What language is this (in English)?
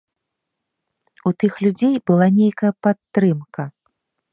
Belarusian